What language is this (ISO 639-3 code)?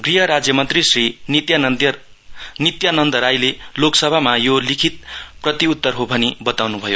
nep